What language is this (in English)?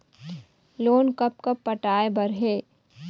Chhattisgarhi